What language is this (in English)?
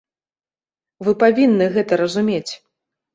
Belarusian